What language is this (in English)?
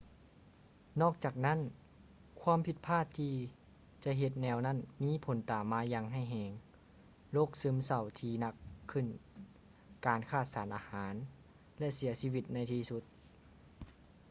Lao